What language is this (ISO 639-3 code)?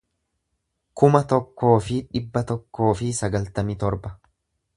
orm